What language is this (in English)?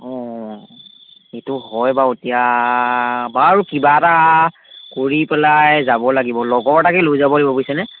Assamese